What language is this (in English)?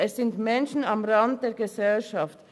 Swiss German